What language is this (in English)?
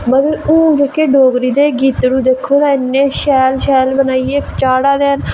Dogri